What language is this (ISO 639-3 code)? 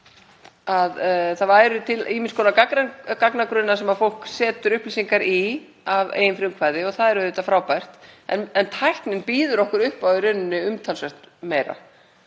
isl